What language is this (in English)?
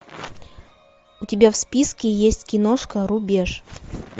Russian